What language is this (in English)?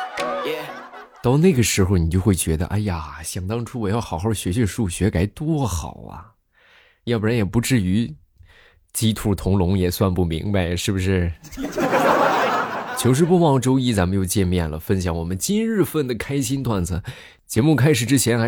Chinese